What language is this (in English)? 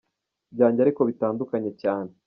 Kinyarwanda